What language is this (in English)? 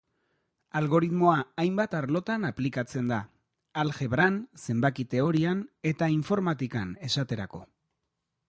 Basque